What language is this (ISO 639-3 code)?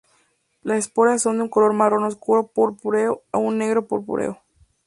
spa